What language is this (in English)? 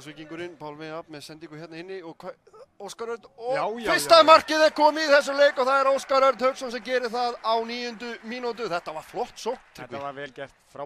Norwegian